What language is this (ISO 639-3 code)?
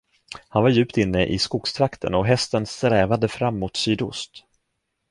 swe